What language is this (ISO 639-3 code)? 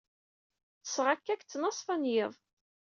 kab